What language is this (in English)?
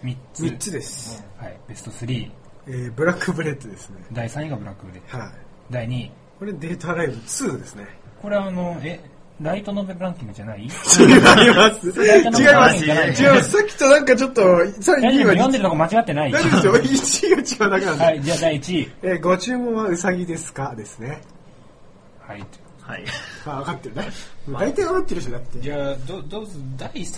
Japanese